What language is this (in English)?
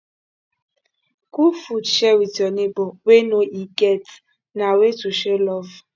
Nigerian Pidgin